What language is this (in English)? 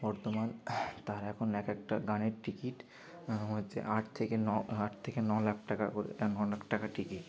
Bangla